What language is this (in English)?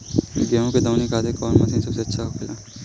Bhojpuri